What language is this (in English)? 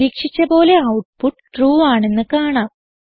Malayalam